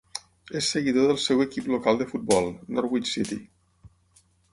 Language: Catalan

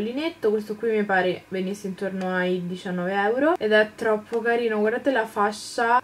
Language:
Italian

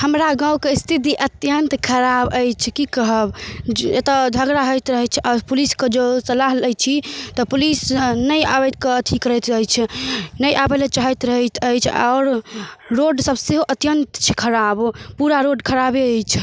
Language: Maithili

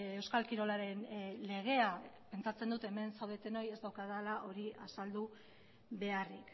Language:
Basque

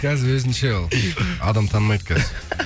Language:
Kazakh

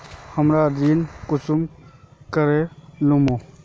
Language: Magahi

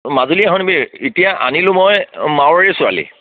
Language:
Assamese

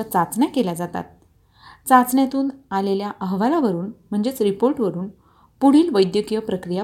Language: Marathi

